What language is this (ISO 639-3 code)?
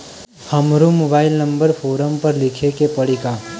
bho